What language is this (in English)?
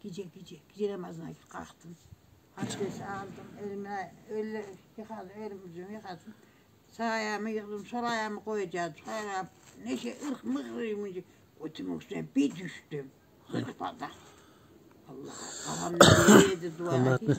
Turkish